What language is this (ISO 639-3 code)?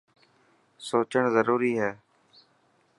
mki